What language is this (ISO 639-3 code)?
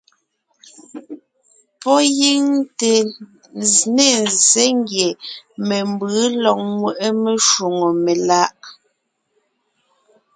nnh